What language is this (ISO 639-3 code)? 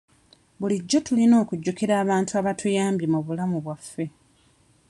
lug